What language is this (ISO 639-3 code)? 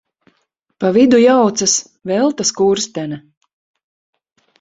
lav